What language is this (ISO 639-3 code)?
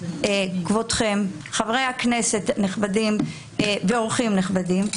heb